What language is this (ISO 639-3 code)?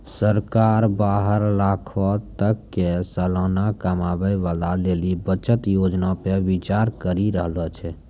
mai